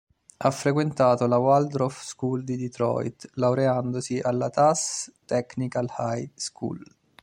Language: Italian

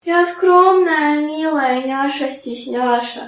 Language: Russian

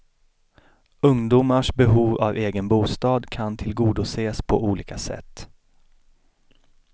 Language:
Swedish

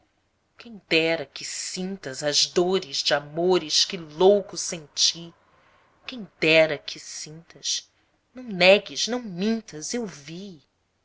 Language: Portuguese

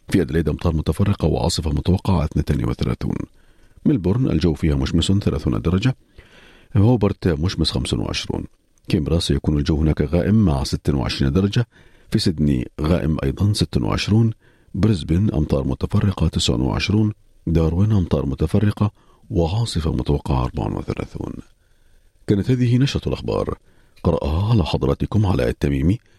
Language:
Arabic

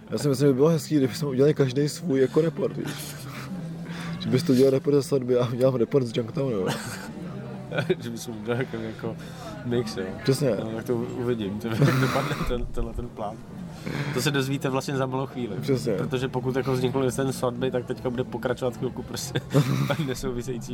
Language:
Czech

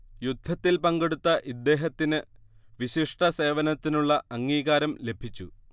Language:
Malayalam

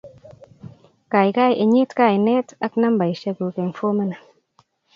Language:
Kalenjin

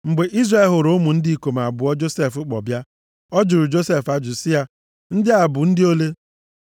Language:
Igbo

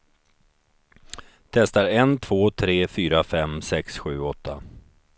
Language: Swedish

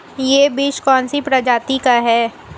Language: Hindi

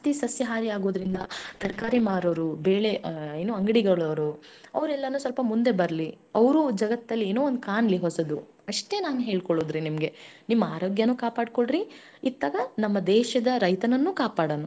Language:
Kannada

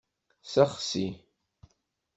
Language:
Kabyle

